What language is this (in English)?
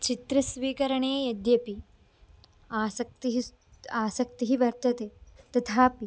Sanskrit